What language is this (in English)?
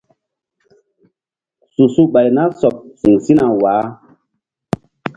Mbum